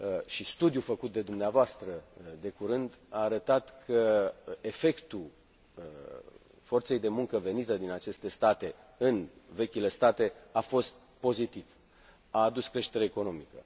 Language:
Romanian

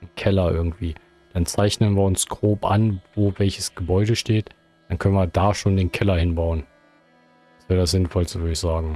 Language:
German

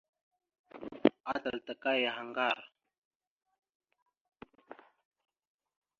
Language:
Mada (Cameroon)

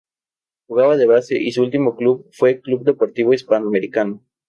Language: Spanish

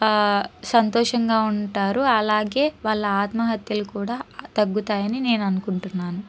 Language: Telugu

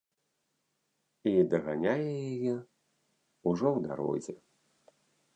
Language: Belarusian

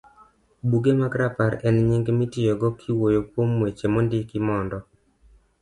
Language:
Luo (Kenya and Tanzania)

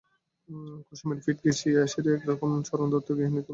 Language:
Bangla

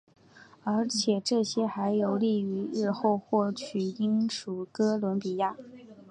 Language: Chinese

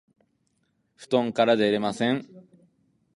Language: Japanese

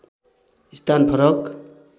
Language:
Nepali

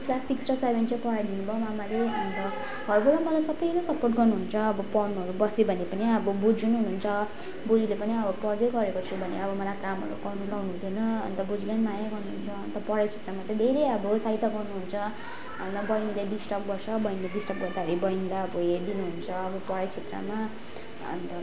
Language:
Nepali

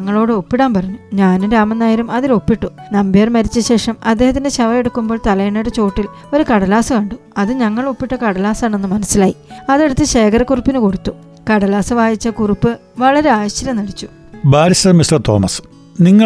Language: Malayalam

